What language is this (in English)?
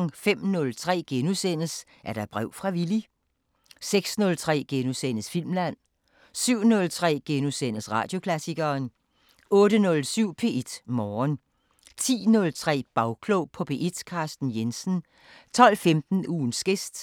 Danish